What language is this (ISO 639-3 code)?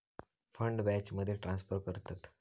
mar